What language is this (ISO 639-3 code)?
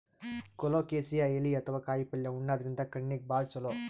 kan